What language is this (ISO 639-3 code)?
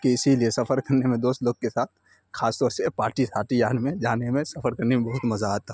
urd